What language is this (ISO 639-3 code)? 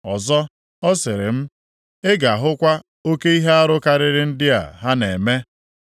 ibo